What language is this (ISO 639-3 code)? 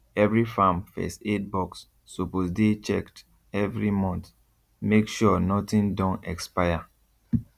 pcm